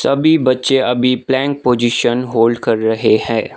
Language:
Hindi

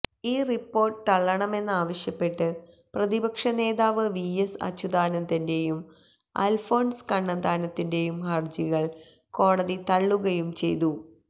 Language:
Malayalam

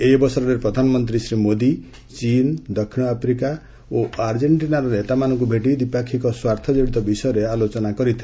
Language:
Odia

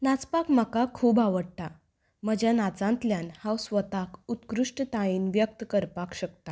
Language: Konkani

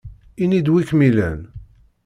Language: Kabyle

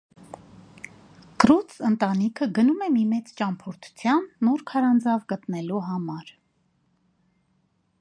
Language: Armenian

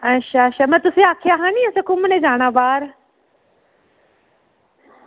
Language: Dogri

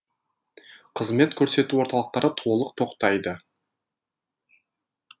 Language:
Kazakh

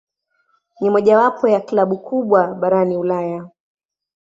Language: Swahili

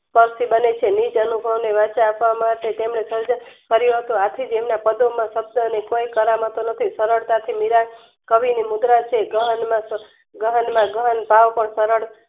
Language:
Gujarati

